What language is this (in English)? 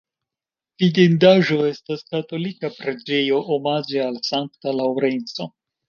Esperanto